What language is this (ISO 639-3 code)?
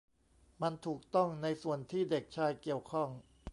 tha